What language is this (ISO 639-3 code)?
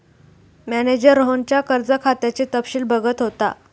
mar